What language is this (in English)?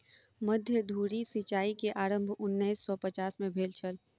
Maithili